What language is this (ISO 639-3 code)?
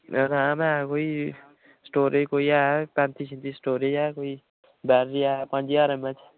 doi